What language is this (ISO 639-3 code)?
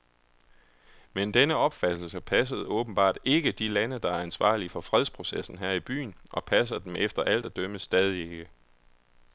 dan